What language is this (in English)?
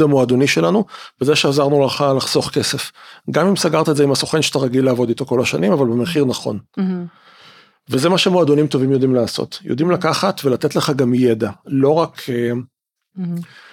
Hebrew